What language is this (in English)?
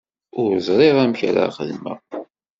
Kabyle